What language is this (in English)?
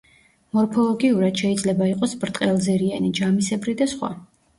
Georgian